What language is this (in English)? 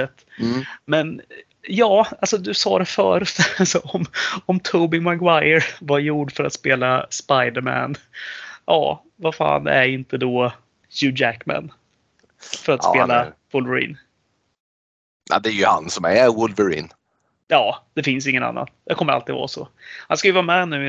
Swedish